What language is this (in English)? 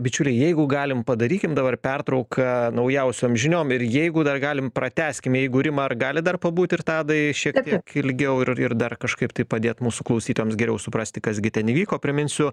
Lithuanian